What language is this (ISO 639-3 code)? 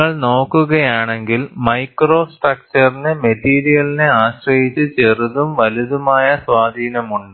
mal